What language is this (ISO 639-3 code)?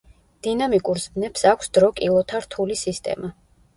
kat